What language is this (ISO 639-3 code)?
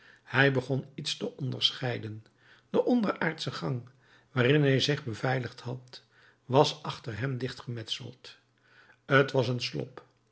nld